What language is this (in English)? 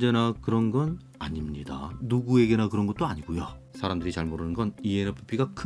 Korean